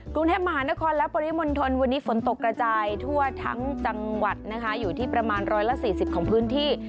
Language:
Thai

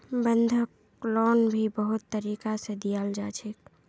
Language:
Magahi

